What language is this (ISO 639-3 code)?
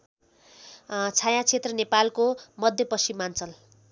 nep